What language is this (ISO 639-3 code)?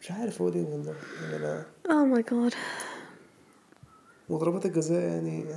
ara